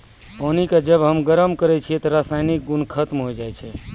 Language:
Maithili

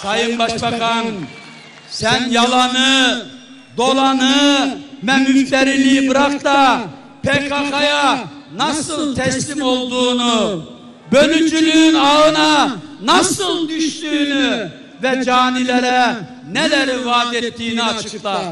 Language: Turkish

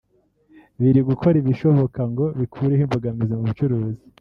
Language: Kinyarwanda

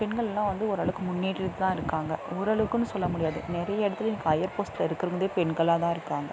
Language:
Tamil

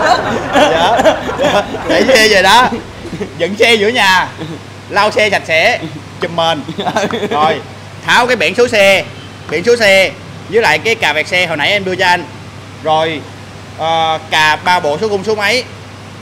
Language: Vietnamese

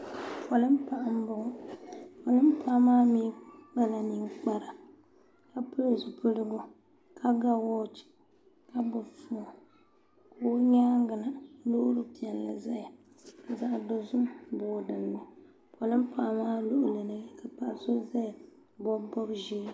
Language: Dagbani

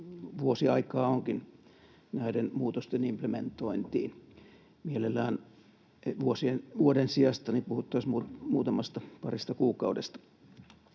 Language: Finnish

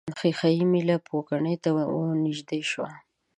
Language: Pashto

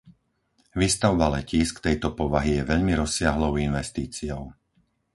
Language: Slovak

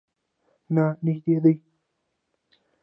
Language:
Pashto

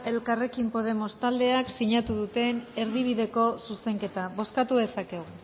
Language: Basque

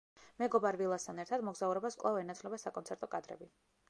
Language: Georgian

